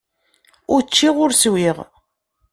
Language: Kabyle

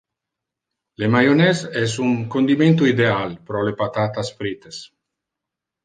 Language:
Interlingua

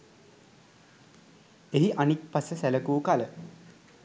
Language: Sinhala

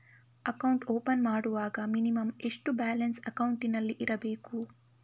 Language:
Kannada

